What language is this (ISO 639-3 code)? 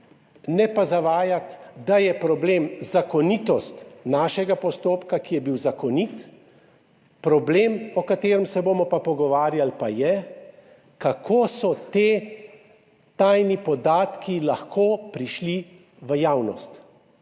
slv